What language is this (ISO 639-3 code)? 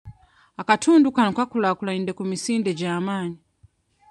lug